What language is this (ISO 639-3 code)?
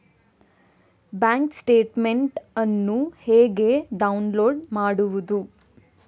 kan